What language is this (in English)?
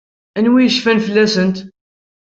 Kabyle